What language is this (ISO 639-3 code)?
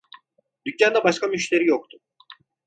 tur